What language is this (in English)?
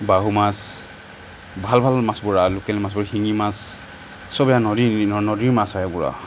Assamese